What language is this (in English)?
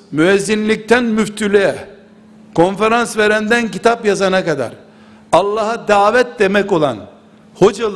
Turkish